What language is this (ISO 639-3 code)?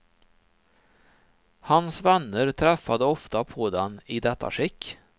swe